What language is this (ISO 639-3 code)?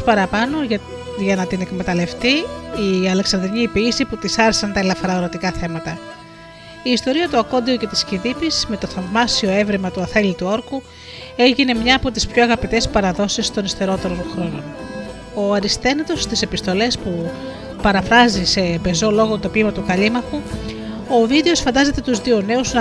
ell